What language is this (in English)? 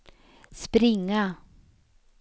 Swedish